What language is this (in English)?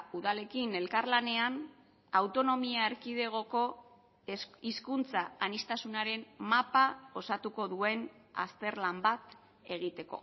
Basque